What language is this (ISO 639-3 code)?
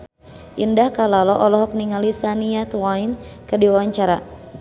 sun